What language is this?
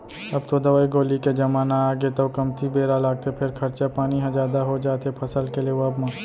Chhattisgarhi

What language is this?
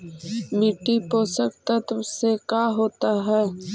Magahi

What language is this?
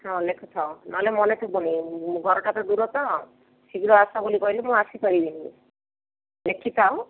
Odia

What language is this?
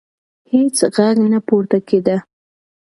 Pashto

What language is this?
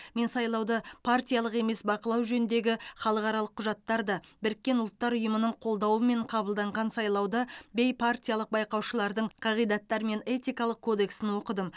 Kazakh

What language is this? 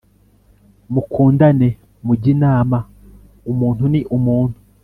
Kinyarwanda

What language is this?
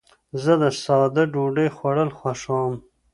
Pashto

